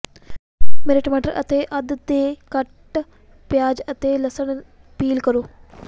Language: Punjabi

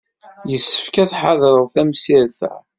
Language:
Kabyle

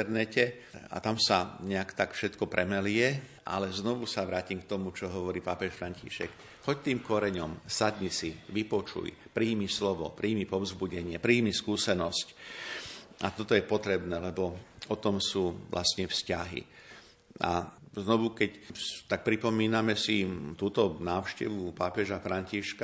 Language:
Slovak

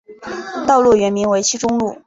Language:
Chinese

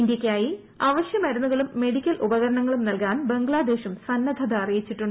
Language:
Malayalam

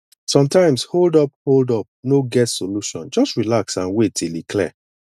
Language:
Nigerian Pidgin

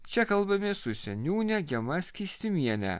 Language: Lithuanian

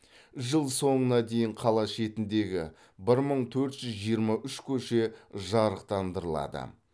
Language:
Kazakh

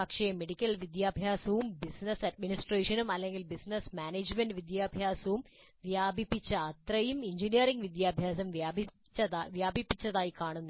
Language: Malayalam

